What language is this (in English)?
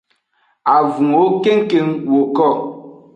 Aja (Benin)